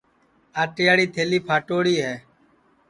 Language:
Sansi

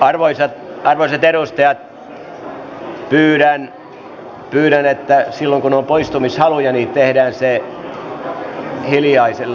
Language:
Finnish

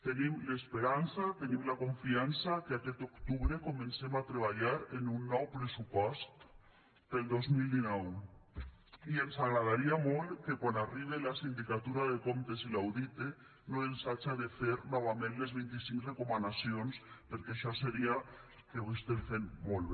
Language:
Catalan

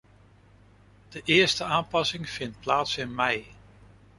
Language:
Dutch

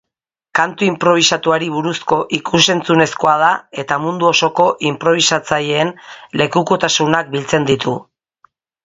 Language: Basque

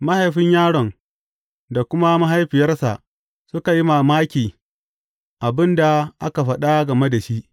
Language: Hausa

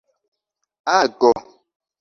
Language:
Esperanto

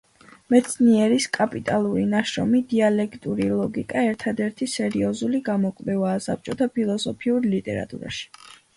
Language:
Georgian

